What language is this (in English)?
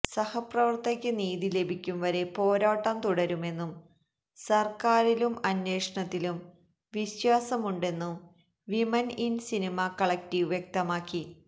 Malayalam